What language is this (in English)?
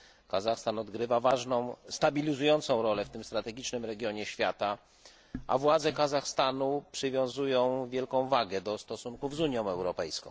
Polish